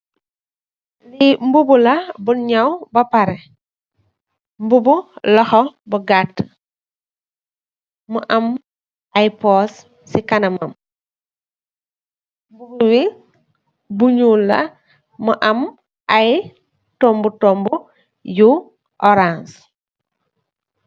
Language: Wolof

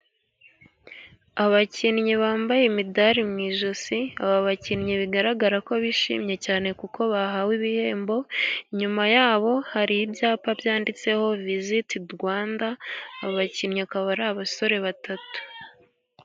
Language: Kinyarwanda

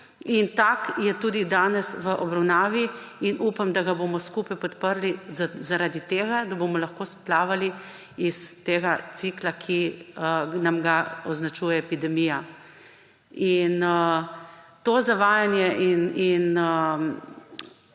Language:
Slovenian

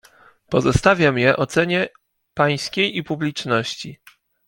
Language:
Polish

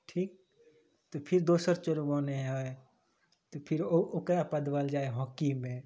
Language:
Maithili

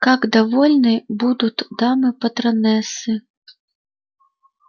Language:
Russian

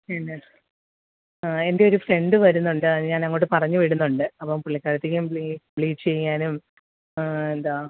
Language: Malayalam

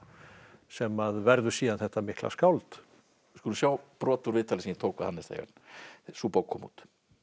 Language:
Icelandic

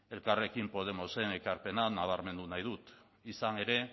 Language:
Basque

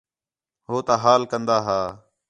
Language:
Khetrani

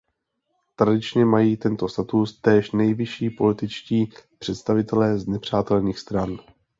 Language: Czech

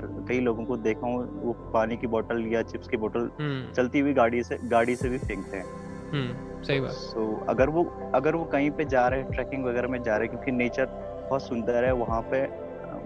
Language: Hindi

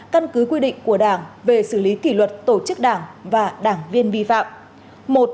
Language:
Vietnamese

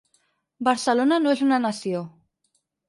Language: Catalan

